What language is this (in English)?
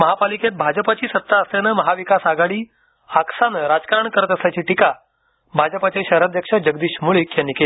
Marathi